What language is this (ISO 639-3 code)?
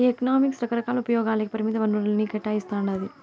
tel